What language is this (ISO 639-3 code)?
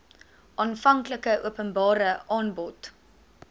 afr